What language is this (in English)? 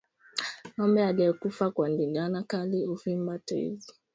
Swahili